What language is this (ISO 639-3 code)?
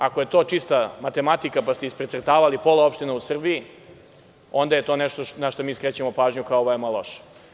srp